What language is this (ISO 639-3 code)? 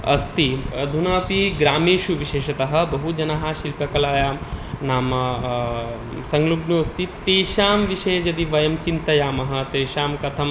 san